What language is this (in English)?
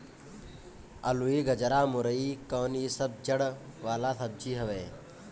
Bhojpuri